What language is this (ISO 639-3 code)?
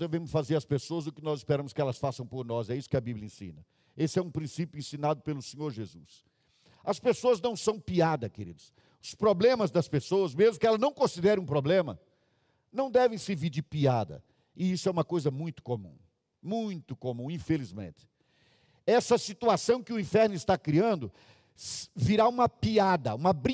por